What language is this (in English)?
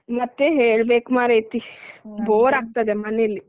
Kannada